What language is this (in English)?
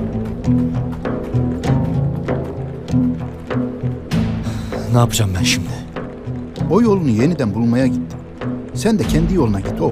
Turkish